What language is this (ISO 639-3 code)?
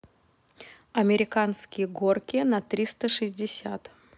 rus